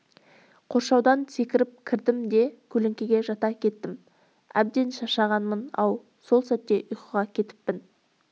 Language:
Kazakh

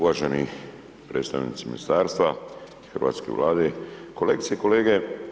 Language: Croatian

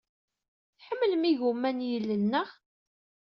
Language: Kabyle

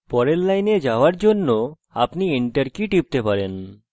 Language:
Bangla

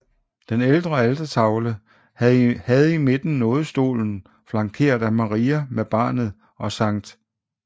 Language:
Danish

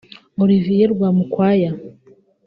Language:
Kinyarwanda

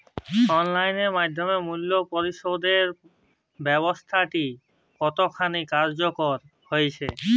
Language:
Bangla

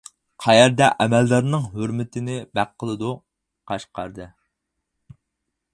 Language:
Uyghur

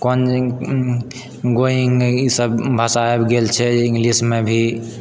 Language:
Maithili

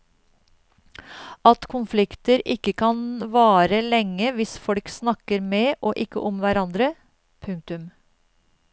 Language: Norwegian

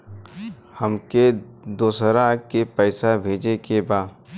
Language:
Bhojpuri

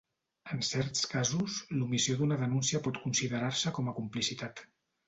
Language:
Catalan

